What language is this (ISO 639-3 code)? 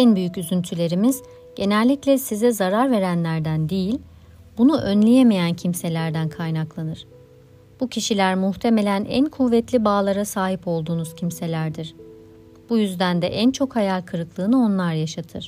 tur